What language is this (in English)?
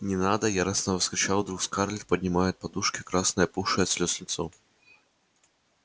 Russian